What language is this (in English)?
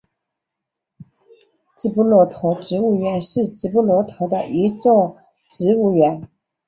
Chinese